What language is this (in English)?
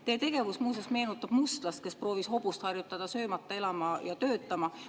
Estonian